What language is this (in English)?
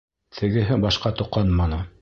Bashkir